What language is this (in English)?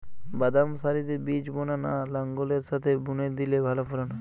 Bangla